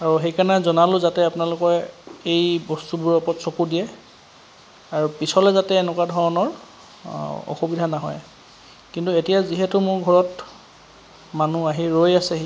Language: Assamese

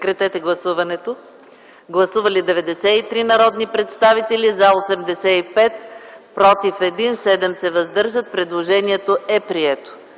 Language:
Bulgarian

